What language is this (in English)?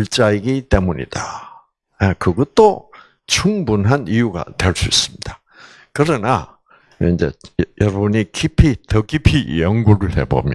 Korean